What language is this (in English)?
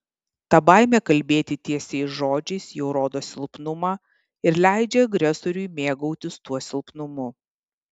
Lithuanian